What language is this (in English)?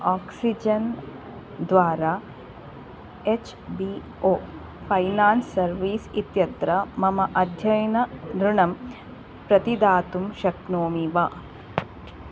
Sanskrit